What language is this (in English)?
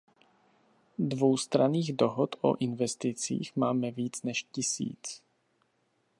Czech